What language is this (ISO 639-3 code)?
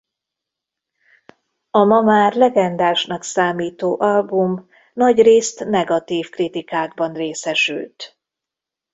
hun